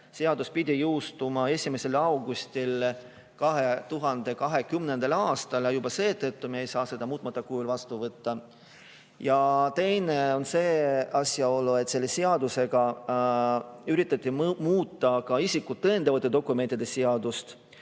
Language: Estonian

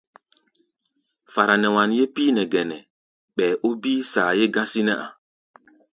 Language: Gbaya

